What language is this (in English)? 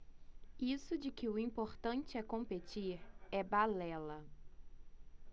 Portuguese